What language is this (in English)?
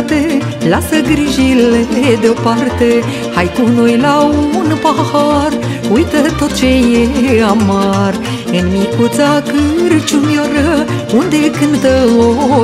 Romanian